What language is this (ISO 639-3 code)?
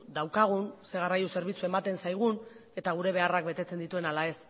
eus